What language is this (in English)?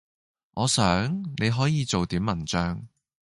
Cantonese